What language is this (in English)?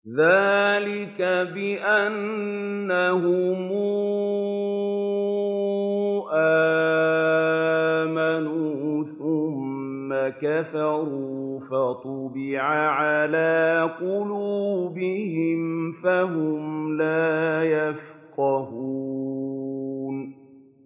Arabic